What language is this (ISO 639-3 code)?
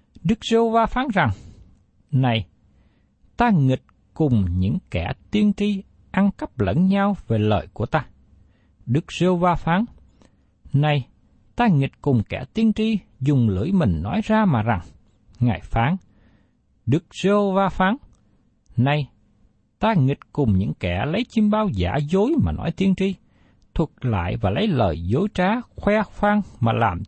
vie